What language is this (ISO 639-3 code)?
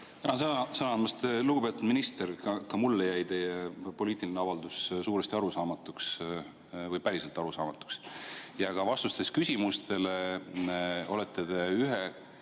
est